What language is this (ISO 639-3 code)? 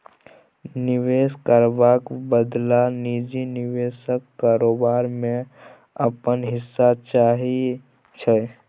mai